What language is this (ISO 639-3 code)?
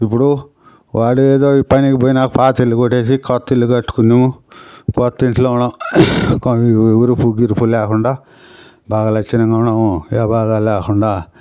tel